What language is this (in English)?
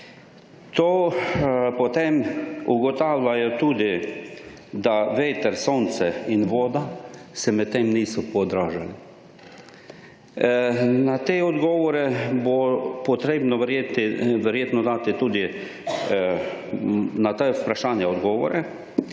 Slovenian